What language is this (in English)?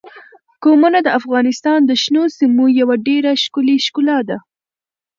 Pashto